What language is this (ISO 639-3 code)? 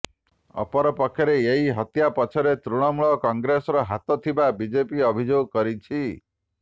ori